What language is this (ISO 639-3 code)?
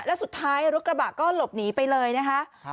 tha